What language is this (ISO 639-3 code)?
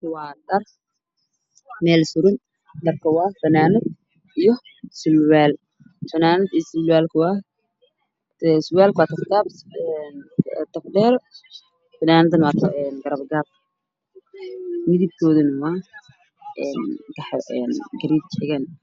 som